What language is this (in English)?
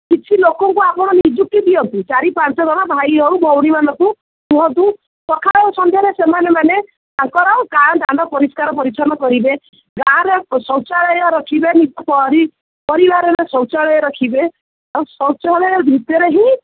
Odia